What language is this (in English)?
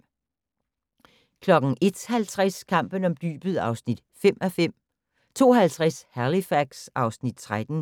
Danish